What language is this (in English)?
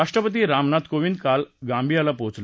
Marathi